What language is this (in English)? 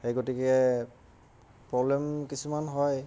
Assamese